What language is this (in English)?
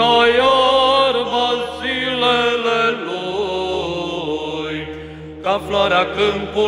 Romanian